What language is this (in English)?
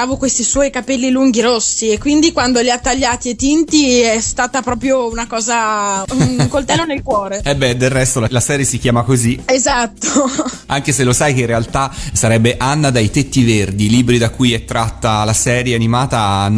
Italian